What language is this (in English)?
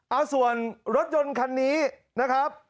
Thai